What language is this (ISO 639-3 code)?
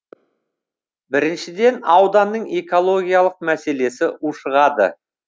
kaz